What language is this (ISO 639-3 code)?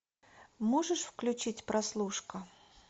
rus